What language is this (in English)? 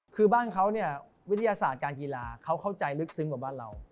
Thai